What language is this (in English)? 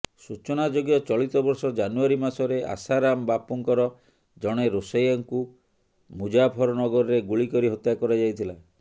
Odia